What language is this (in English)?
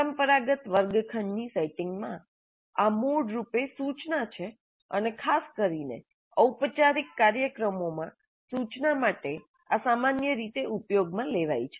Gujarati